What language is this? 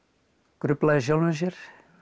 Icelandic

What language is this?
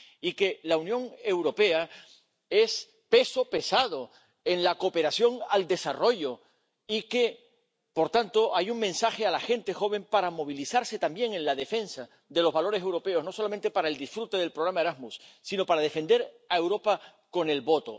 Spanish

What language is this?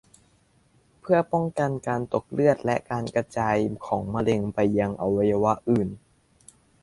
Thai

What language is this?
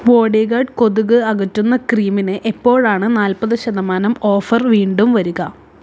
Malayalam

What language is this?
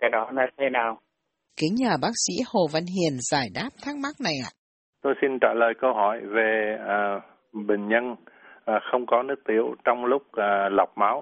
Vietnamese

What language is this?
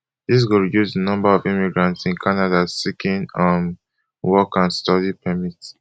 Nigerian Pidgin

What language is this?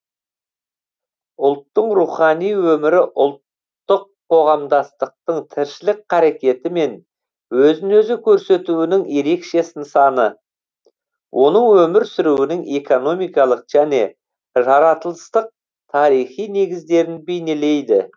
Kazakh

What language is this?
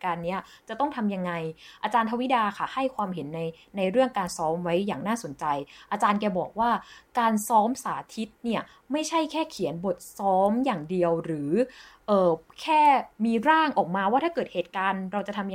Thai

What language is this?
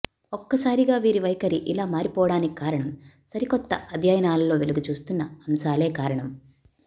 Telugu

